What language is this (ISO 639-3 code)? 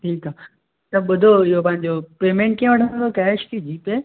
snd